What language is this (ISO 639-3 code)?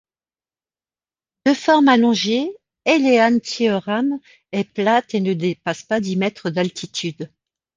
fra